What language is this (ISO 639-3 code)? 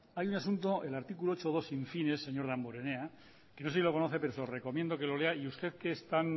spa